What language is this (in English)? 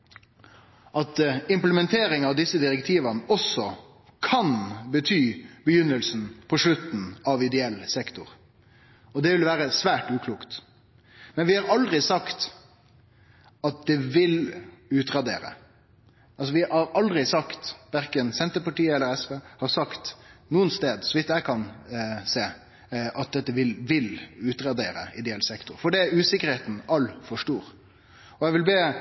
Norwegian Nynorsk